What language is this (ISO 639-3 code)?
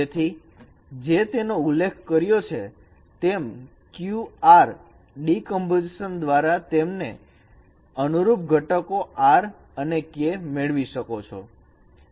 guj